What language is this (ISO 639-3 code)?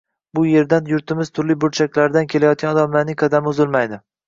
uzb